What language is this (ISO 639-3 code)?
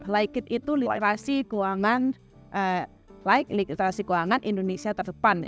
ind